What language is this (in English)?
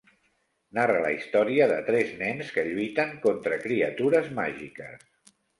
Catalan